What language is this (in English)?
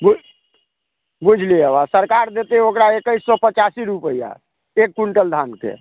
Maithili